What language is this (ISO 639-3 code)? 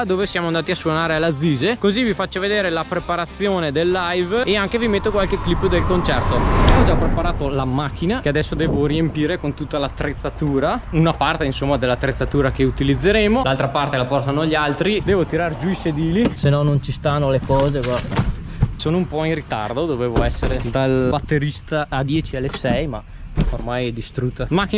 ita